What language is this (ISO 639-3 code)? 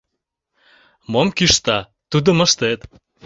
chm